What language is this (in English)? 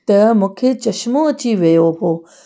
Sindhi